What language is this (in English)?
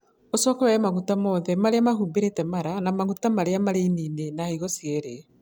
Kikuyu